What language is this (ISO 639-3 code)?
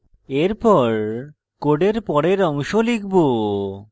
ben